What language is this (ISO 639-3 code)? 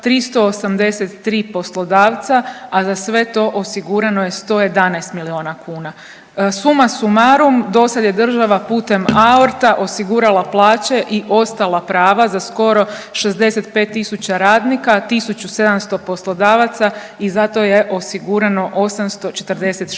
hrv